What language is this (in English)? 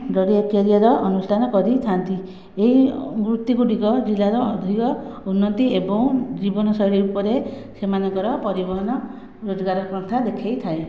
Odia